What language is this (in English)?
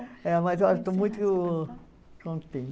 Portuguese